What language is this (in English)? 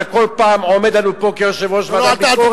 Hebrew